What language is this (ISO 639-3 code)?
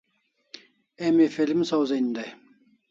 kls